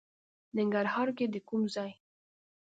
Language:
Pashto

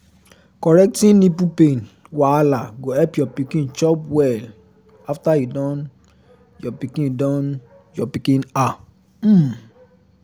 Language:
Nigerian Pidgin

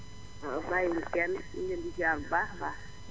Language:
Wolof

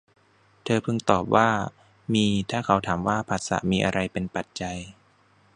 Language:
Thai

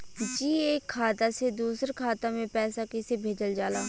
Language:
Bhojpuri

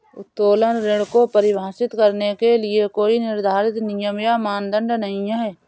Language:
Hindi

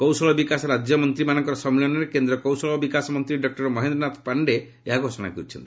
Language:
Odia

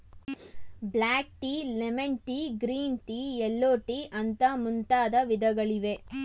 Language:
Kannada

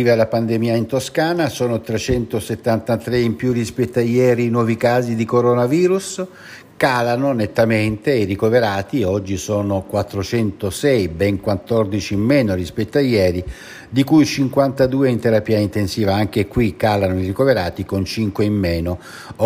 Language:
Italian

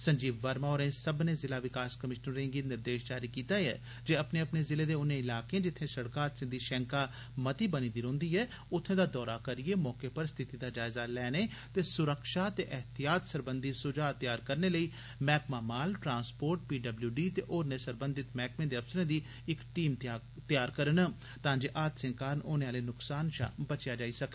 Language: Dogri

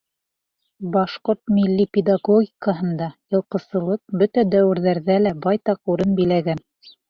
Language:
Bashkir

